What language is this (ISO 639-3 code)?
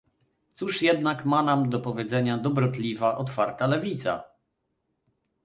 pol